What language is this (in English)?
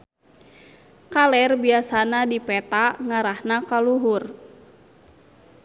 Sundanese